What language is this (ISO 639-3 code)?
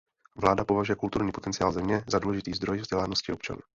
ces